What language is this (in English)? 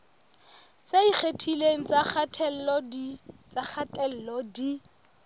Southern Sotho